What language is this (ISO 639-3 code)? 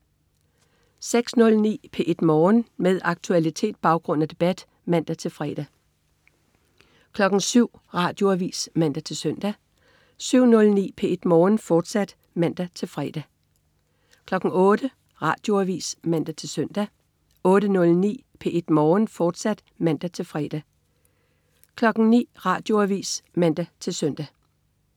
dan